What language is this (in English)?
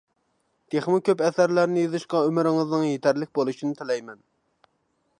Uyghur